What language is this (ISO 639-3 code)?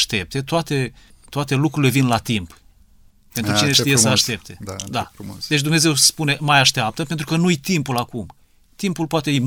ron